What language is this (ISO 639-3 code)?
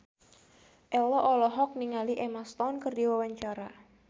sun